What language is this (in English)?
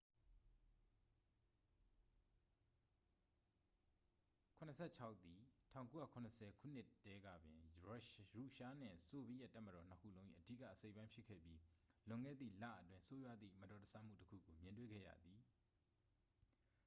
Burmese